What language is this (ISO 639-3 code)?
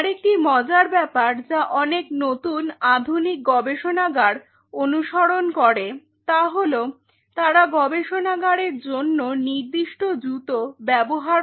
ben